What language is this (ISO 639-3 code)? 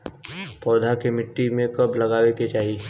bho